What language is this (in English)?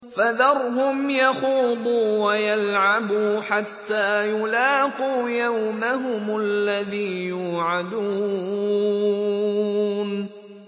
Arabic